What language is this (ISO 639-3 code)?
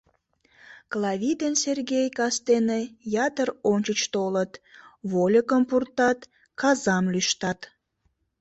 chm